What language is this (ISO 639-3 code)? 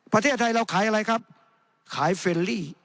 tha